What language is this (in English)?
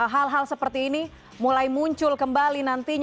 Indonesian